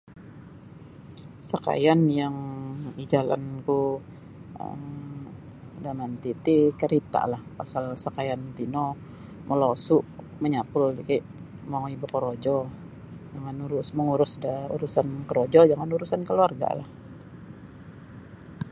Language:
Sabah Bisaya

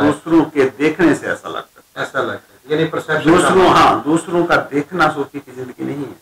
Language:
Hindi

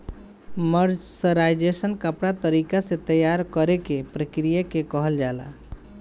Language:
Bhojpuri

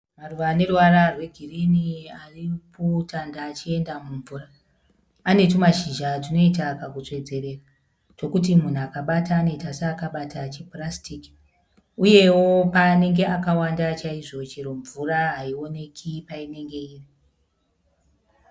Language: Shona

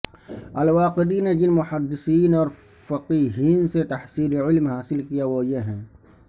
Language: Urdu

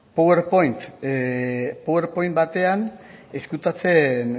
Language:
Basque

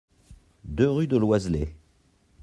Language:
French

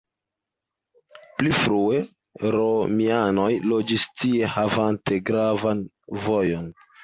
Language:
Esperanto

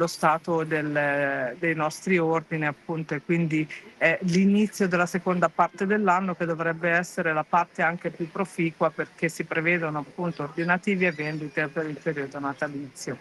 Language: Italian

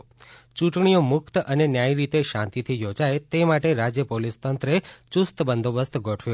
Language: Gujarati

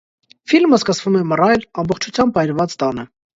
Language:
Armenian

